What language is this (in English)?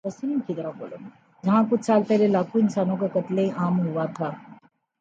Urdu